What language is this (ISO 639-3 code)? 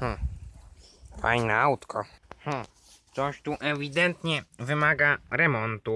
pol